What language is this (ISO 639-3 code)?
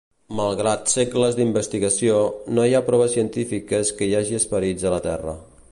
cat